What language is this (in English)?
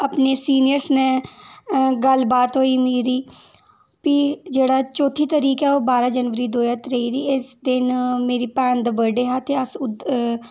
Dogri